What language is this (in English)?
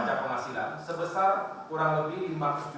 Indonesian